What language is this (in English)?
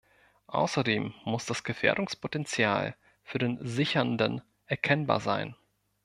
German